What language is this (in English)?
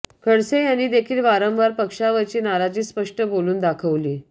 Marathi